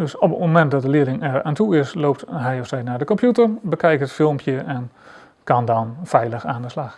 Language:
Dutch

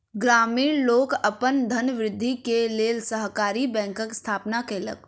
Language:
Maithili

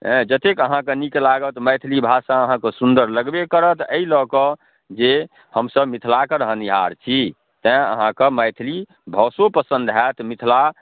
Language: Maithili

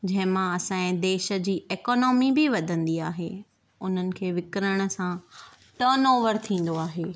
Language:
Sindhi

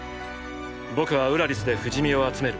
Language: Japanese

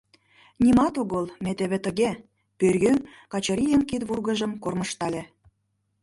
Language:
Mari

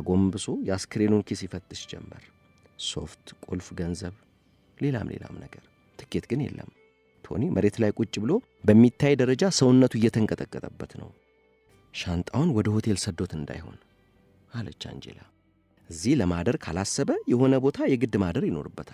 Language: Arabic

